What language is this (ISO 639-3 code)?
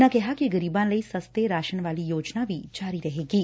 pan